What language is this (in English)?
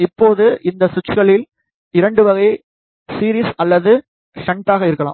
Tamil